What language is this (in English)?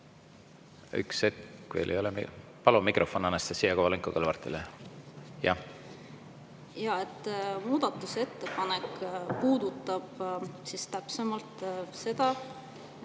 Estonian